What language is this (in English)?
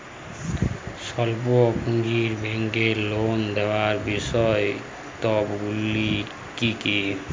Bangla